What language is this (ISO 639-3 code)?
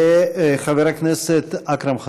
heb